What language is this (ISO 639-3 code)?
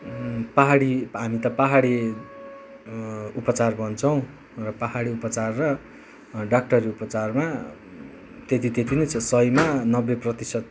nep